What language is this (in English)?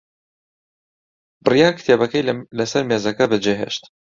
Central Kurdish